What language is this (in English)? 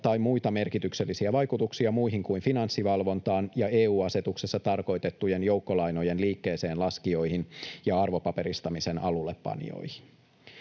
Finnish